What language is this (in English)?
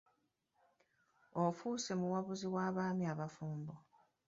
Ganda